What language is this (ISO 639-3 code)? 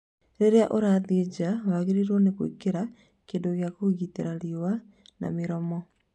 kik